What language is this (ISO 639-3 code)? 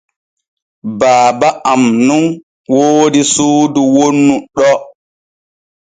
fue